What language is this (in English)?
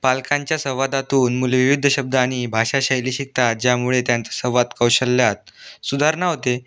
Marathi